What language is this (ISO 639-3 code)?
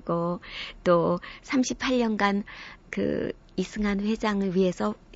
kor